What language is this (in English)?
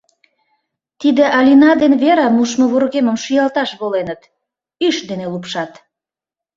Mari